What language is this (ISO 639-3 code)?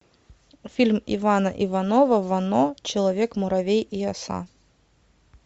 rus